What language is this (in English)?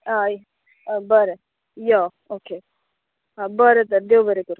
Konkani